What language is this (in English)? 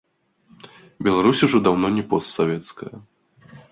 Belarusian